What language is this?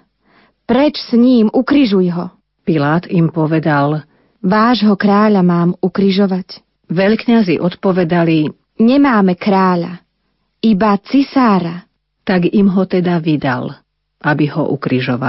Slovak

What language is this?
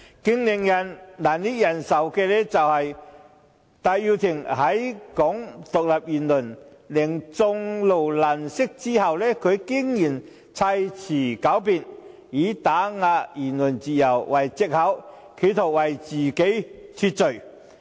Cantonese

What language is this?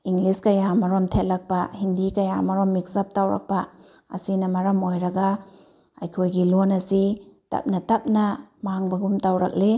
Manipuri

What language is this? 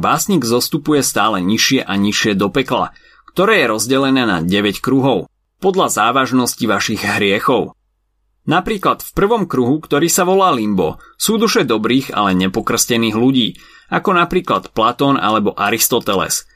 Slovak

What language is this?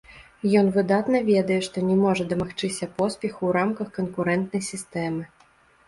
Belarusian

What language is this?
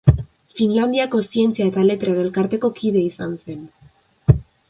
Basque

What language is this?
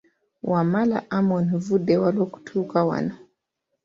Ganda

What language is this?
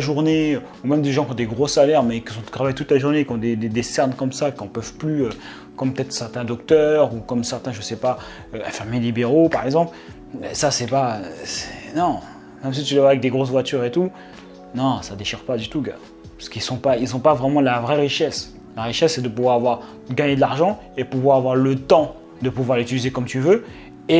French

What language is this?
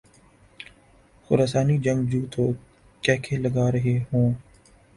Urdu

